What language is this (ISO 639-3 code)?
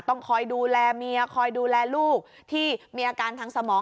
tha